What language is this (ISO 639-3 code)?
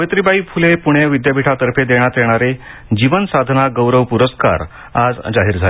mar